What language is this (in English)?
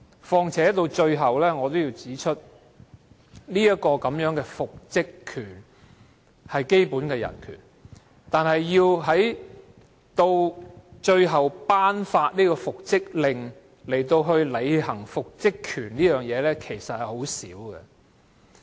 Cantonese